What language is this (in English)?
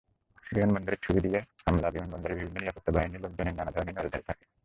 Bangla